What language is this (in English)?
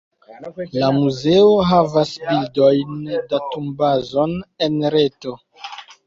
Esperanto